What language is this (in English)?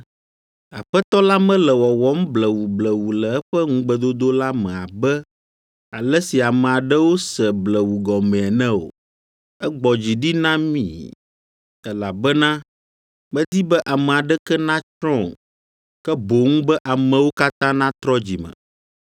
Ewe